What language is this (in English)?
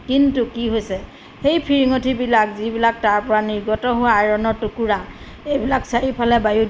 Assamese